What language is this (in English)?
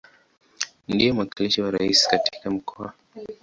Swahili